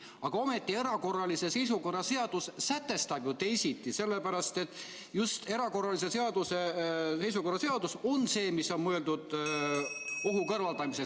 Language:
Estonian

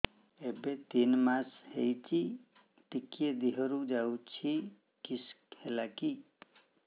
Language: Odia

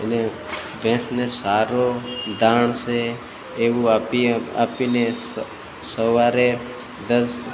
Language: Gujarati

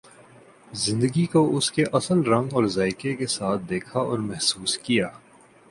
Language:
Urdu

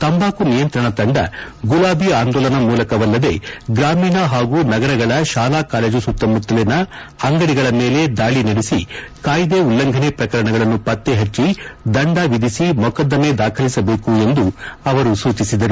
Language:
Kannada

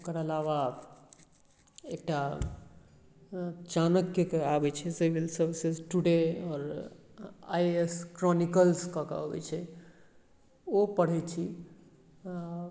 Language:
Maithili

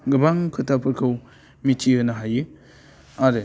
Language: Bodo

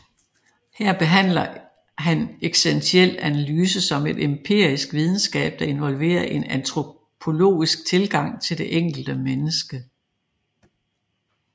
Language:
Danish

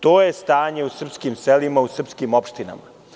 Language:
Serbian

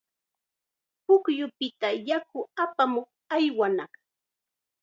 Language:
Chiquián Ancash Quechua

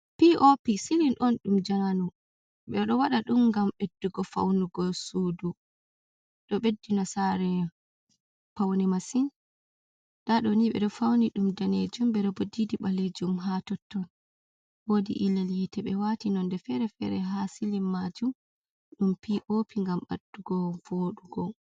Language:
Fula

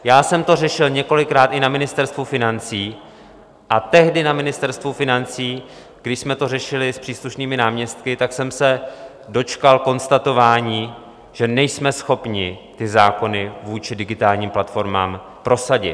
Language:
Czech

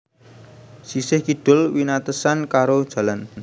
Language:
Javanese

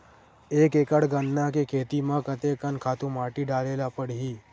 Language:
Chhattisgarhi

